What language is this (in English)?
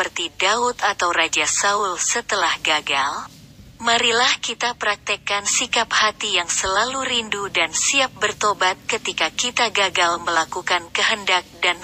Indonesian